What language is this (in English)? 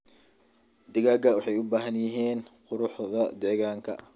Somali